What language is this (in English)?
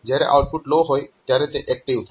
Gujarati